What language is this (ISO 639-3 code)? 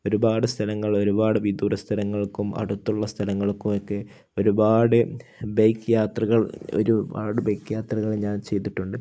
mal